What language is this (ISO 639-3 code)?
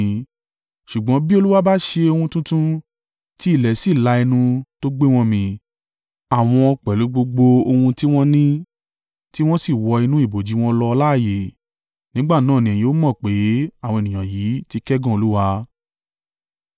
yor